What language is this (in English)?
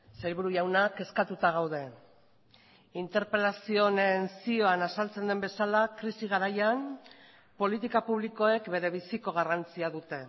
Basque